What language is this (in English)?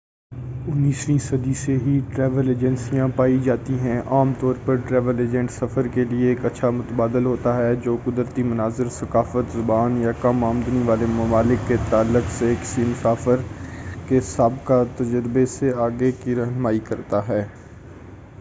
Urdu